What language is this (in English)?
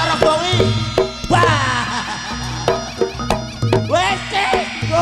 Indonesian